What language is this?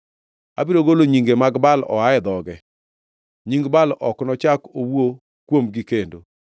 Luo (Kenya and Tanzania)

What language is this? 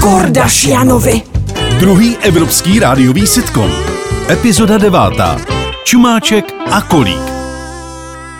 Czech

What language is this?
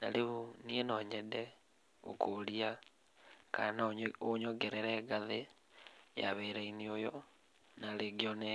Kikuyu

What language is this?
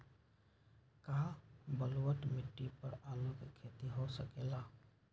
Magahi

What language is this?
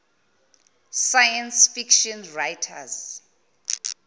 Zulu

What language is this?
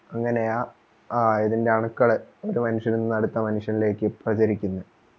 Malayalam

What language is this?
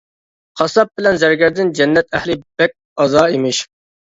Uyghur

